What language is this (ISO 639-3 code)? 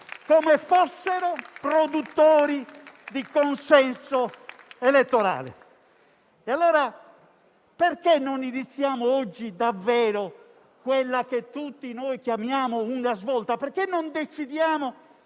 ita